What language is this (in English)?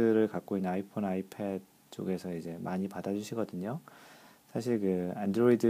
Korean